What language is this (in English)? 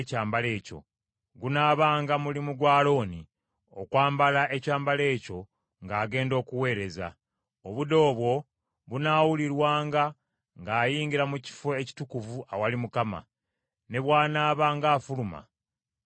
Ganda